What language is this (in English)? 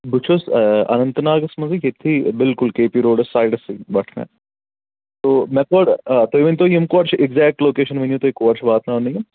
Kashmiri